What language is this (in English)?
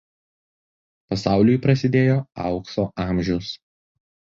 Lithuanian